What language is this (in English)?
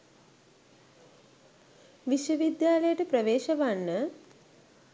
Sinhala